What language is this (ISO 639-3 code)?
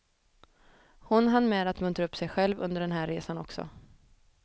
swe